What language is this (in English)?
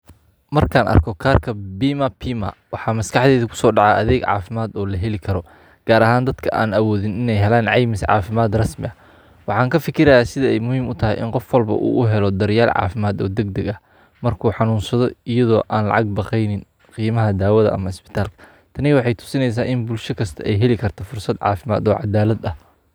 Somali